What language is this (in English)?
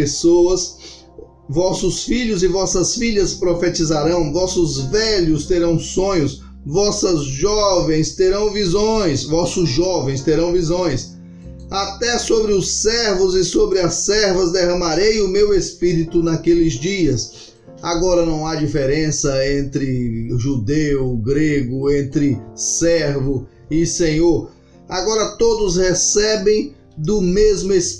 Portuguese